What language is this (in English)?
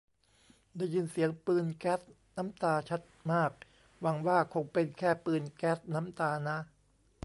Thai